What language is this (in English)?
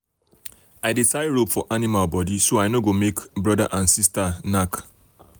Nigerian Pidgin